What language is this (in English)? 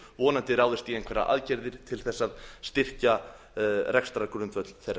Icelandic